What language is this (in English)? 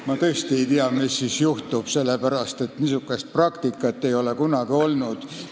Estonian